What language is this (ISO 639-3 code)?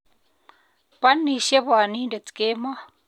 kln